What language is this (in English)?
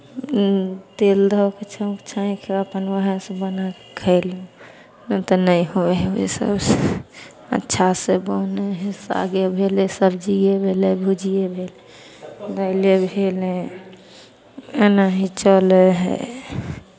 Maithili